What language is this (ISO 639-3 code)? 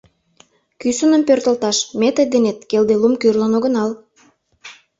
chm